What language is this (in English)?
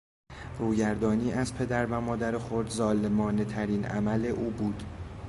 Persian